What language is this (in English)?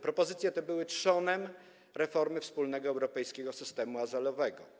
Polish